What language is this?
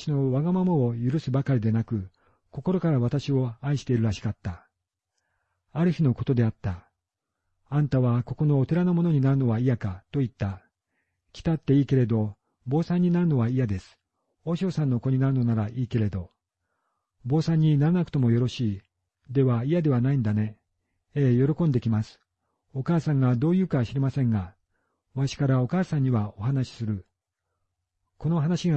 Japanese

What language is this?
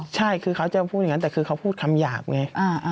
Thai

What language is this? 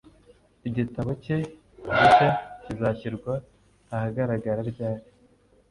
Kinyarwanda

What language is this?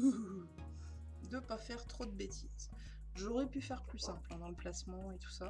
French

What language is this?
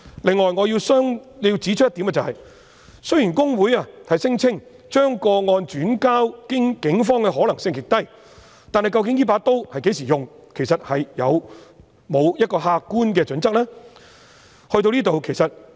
Cantonese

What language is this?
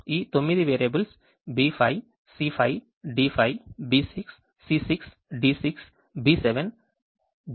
Telugu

